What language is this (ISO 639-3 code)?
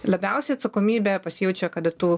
lit